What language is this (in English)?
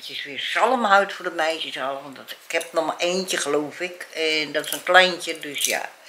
Dutch